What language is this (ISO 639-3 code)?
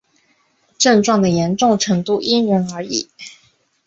zho